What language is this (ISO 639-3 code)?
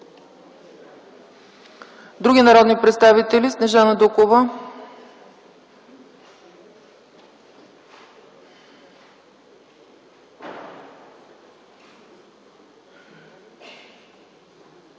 bul